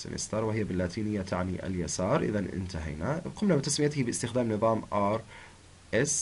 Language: Arabic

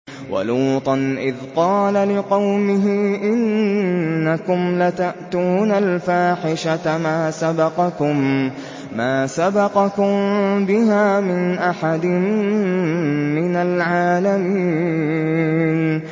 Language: Arabic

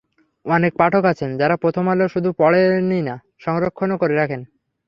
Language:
Bangla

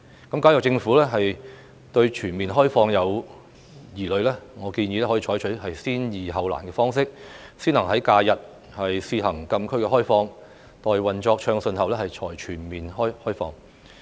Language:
Cantonese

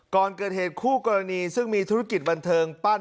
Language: Thai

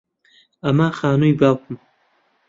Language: Central Kurdish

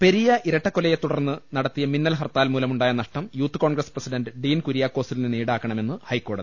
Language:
Malayalam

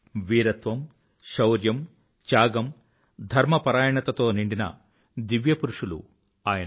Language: Telugu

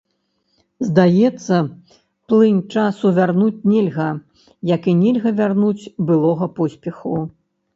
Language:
Belarusian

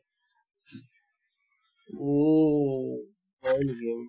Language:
Assamese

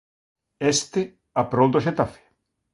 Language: Galician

